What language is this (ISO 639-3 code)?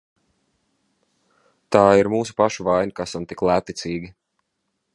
lav